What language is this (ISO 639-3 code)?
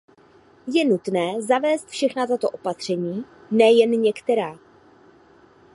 ces